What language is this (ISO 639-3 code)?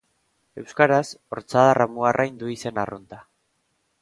eus